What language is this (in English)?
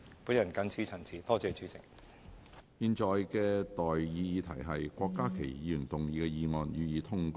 Cantonese